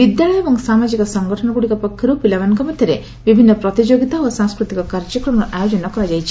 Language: Odia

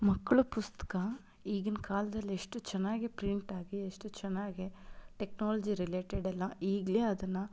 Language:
Kannada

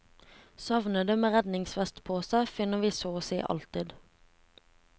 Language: Norwegian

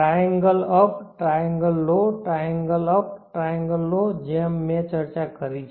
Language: Gujarati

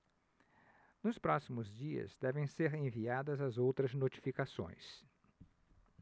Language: Portuguese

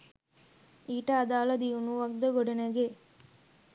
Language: Sinhala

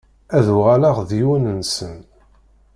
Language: Kabyle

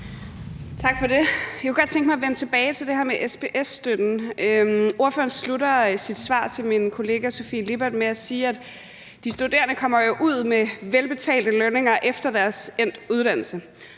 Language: Danish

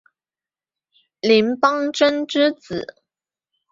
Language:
Chinese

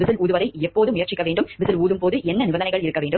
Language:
Tamil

